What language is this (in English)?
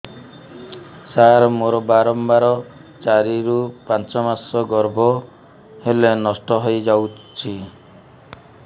Odia